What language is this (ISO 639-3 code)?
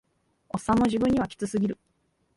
jpn